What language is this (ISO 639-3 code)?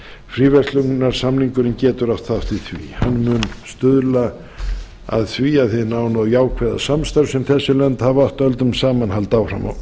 isl